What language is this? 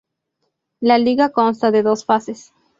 Spanish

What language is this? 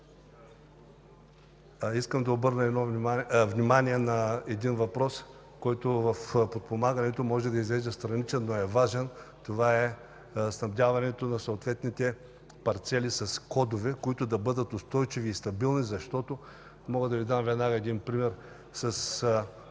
Bulgarian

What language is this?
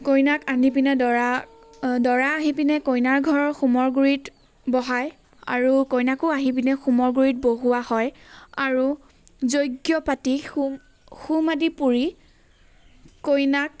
Assamese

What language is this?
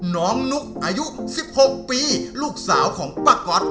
Thai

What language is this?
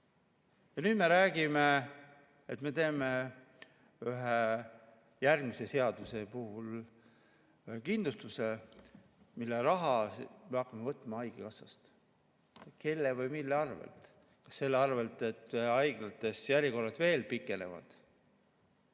Estonian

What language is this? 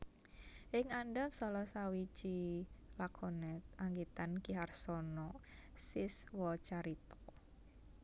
Javanese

